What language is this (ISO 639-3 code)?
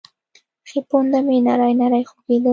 pus